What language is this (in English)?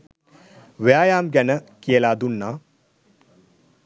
Sinhala